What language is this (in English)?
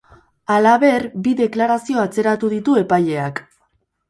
Basque